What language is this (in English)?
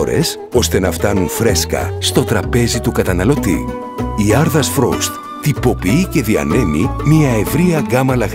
Greek